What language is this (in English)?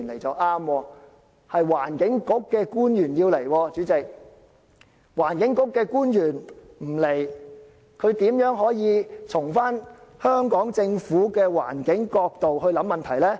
Cantonese